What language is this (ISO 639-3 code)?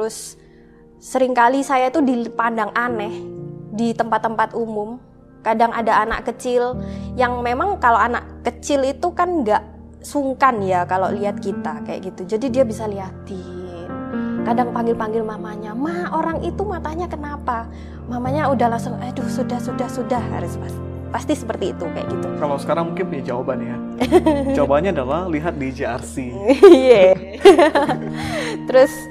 ind